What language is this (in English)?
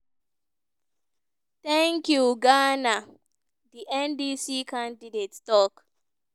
Nigerian Pidgin